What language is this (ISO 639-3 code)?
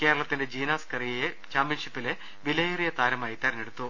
mal